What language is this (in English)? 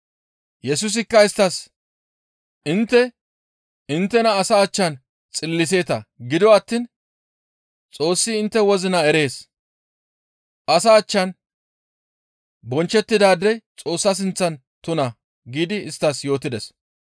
Gamo